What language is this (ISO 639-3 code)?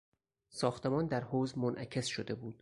fas